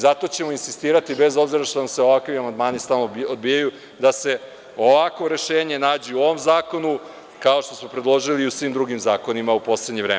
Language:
Serbian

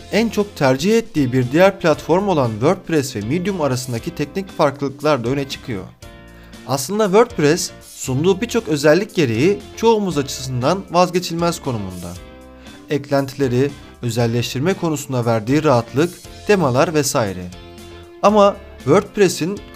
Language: Turkish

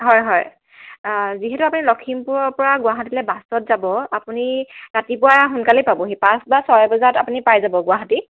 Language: Assamese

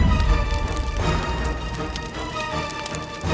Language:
Indonesian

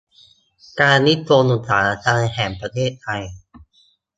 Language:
Thai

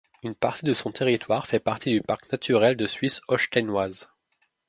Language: French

